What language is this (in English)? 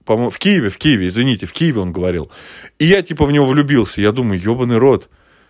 Russian